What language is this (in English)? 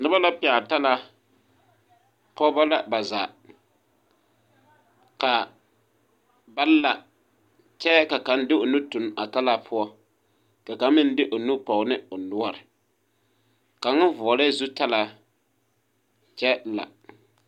Southern Dagaare